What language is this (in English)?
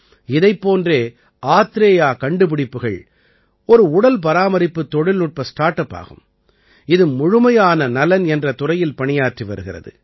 Tamil